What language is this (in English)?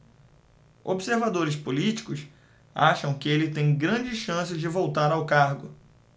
Portuguese